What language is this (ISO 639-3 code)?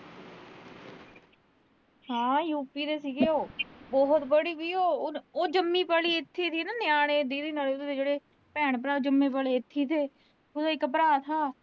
pan